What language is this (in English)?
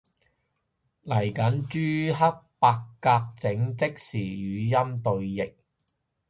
Cantonese